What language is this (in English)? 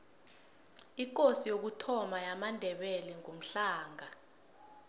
South Ndebele